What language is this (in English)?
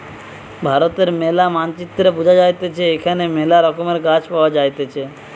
Bangla